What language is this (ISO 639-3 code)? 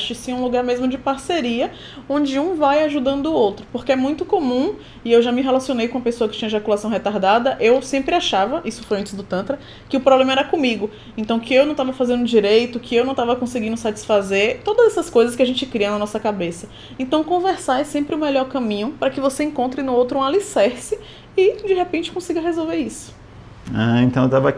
por